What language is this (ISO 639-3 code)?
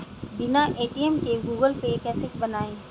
hin